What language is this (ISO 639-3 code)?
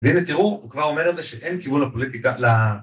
heb